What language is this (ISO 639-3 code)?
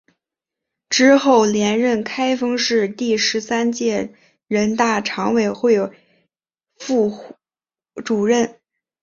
zho